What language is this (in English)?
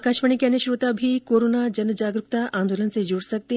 Hindi